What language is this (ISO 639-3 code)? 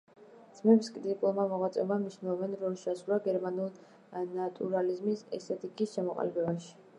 kat